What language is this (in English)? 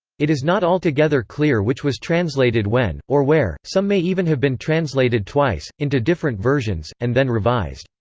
English